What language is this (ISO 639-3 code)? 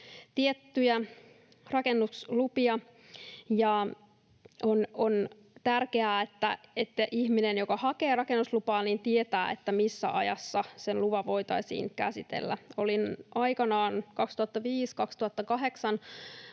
fin